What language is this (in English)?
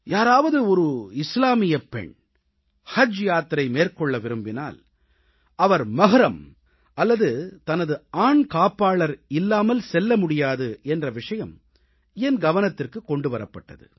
Tamil